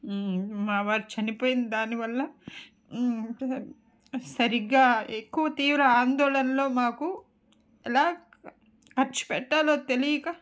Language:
Telugu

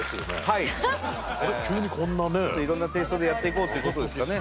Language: Japanese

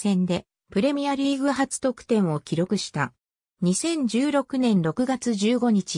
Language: Japanese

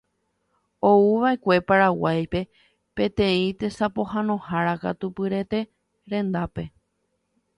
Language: Guarani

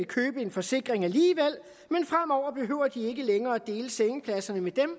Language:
Danish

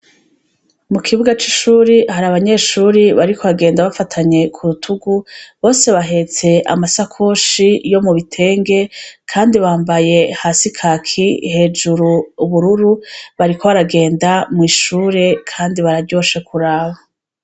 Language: Rundi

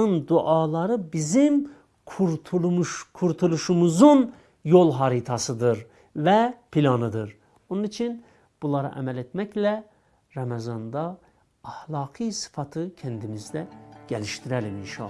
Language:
Turkish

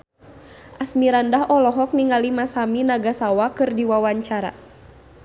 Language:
Sundanese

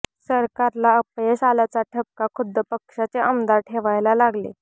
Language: Marathi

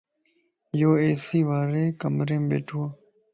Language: Lasi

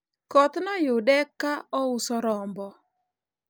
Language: Luo (Kenya and Tanzania)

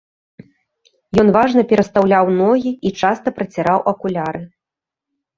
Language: Belarusian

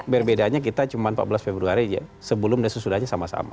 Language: Indonesian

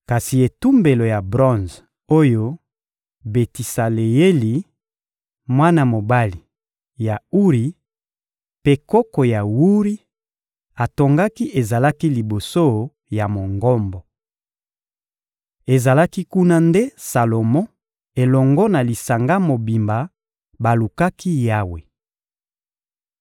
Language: Lingala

